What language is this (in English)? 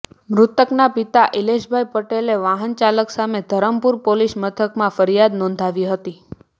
Gujarati